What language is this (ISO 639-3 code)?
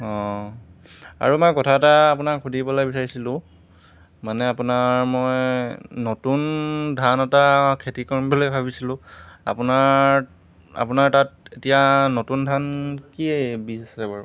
asm